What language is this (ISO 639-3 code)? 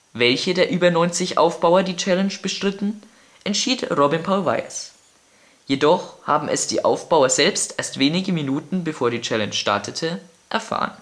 deu